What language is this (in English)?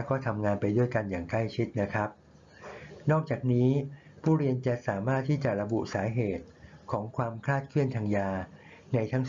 Thai